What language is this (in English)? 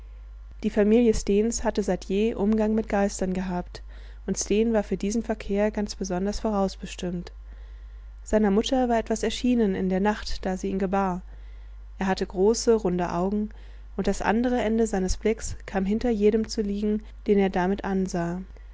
German